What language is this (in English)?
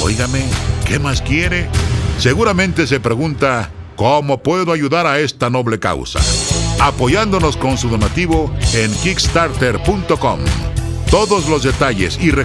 Spanish